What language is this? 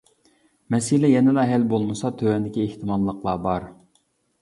Uyghur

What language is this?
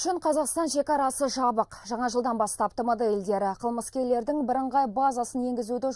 Russian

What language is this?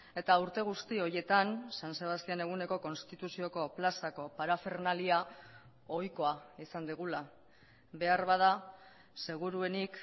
Basque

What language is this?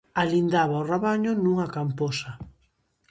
Galician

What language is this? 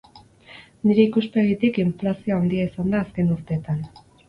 Basque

